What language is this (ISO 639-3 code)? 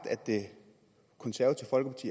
dan